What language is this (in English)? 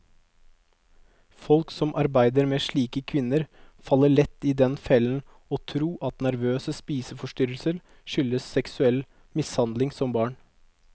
Norwegian